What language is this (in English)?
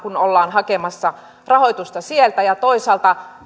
Finnish